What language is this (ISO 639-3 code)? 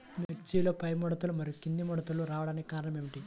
tel